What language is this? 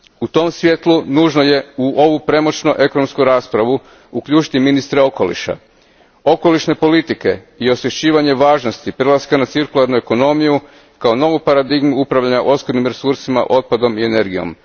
Croatian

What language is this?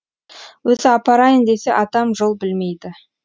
Kazakh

